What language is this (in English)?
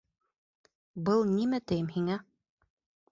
Bashkir